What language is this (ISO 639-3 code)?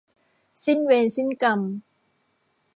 tha